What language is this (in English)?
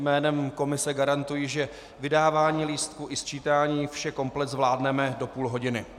Czech